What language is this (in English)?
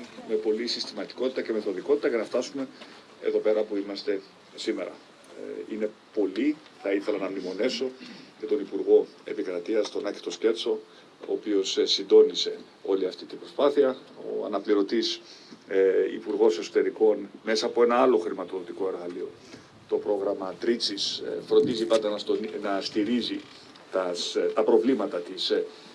Greek